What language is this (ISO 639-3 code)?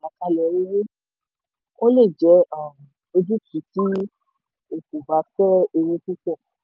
yor